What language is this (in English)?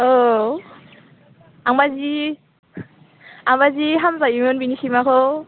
Bodo